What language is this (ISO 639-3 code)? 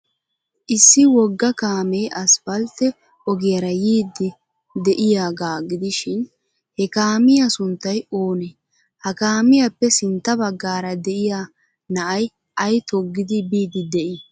wal